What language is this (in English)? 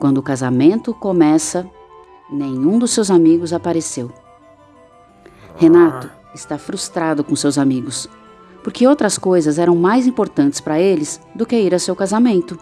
Portuguese